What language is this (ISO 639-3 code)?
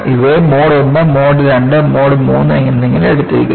mal